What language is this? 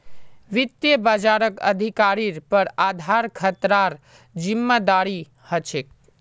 Magahi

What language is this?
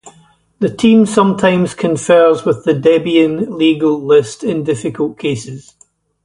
English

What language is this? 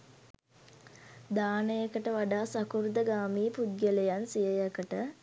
Sinhala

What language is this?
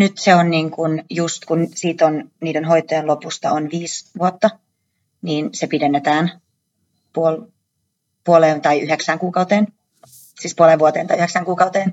Finnish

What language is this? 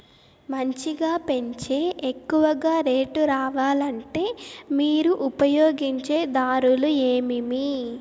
Telugu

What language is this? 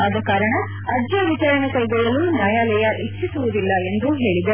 Kannada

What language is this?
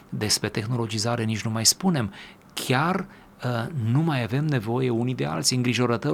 Romanian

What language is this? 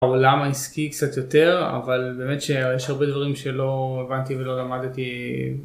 Hebrew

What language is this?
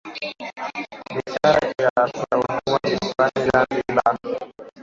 Swahili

